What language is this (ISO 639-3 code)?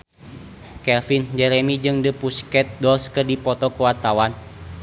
sun